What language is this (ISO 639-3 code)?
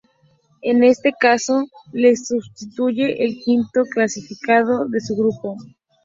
spa